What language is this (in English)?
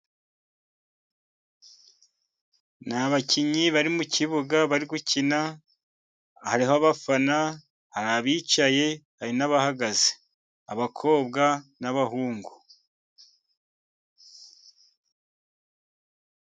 Kinyarwanda